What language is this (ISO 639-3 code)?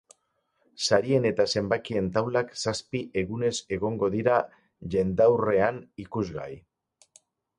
eus